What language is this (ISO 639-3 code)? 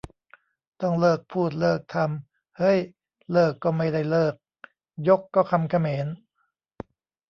tha